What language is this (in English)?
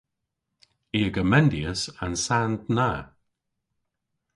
Cornish